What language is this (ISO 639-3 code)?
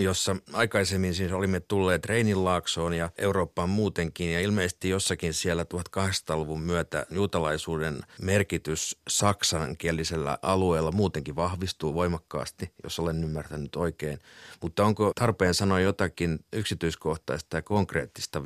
fin